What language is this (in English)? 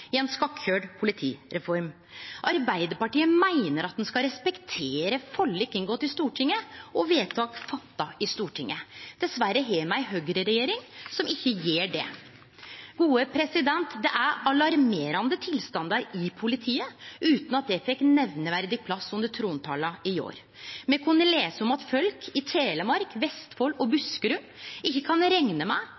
Norwegian Nynorsk